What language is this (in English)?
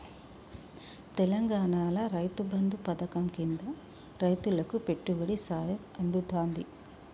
Telugu